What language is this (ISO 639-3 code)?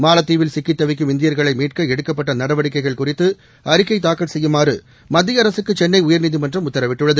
tam